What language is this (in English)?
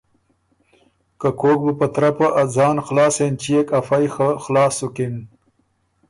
Ormuri